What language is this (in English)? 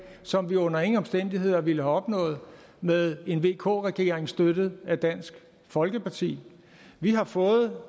Danish